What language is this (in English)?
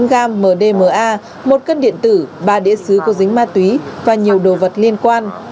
Vietnamese